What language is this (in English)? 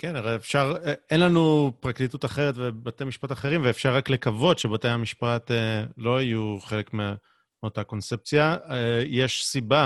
Hebrew